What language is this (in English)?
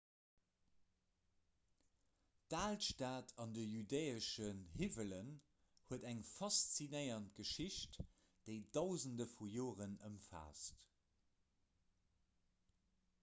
Luxembourgish